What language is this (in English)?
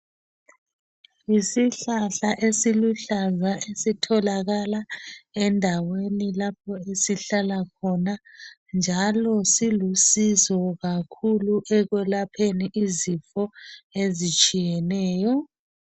North Ndebele